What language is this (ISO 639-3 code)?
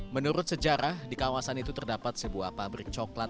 ind